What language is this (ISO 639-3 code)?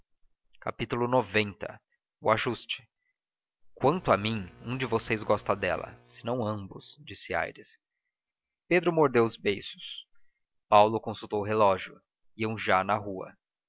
por